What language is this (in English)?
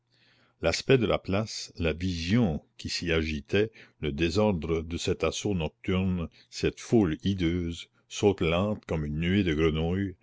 French